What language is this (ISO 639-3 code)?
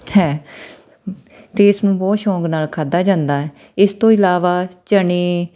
pan